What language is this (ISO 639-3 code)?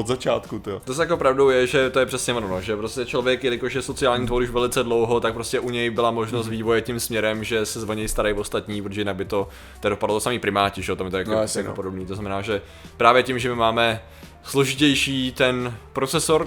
ces